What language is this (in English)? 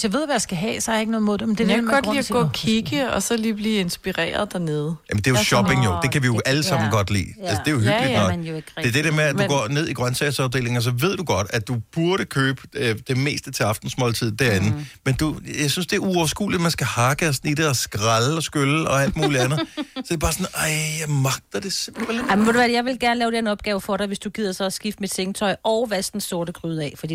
Danish